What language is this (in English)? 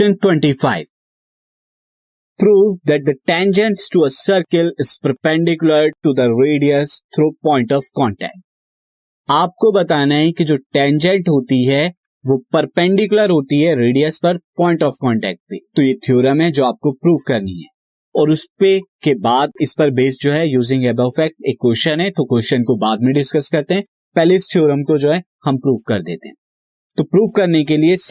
Hindi